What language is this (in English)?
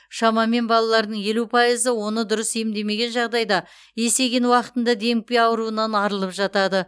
Kazakh